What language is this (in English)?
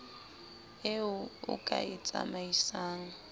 Southern Sotho